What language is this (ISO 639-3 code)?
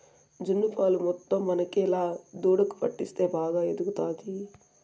tel